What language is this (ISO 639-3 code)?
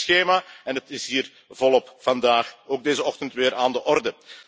nld